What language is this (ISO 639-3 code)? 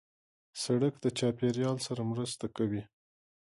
pus